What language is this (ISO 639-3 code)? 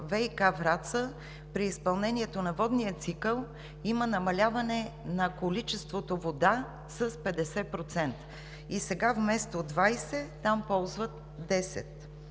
bul